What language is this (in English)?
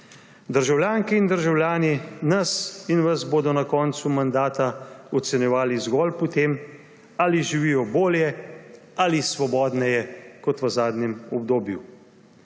Slovenian